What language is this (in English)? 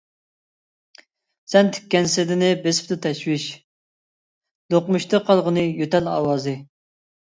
Uyghur